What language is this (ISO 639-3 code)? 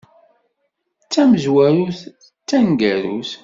kab